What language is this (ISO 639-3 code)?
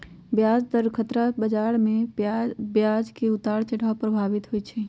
mag